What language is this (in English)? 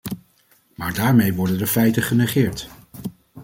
Dutch